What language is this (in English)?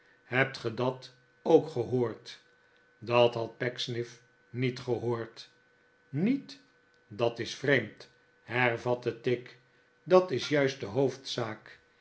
Dutch